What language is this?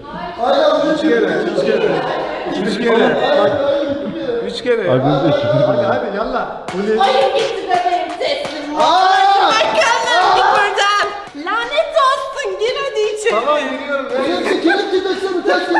Turkish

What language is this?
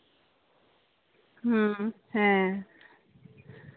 Santali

